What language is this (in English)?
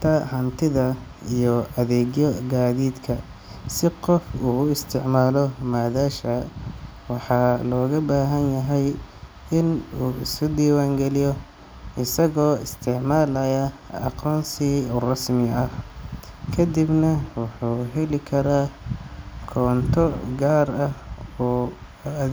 Somali